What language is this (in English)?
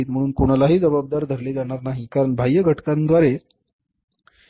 Marathi